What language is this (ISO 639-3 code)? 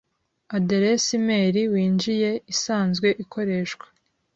kin